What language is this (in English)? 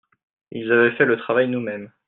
French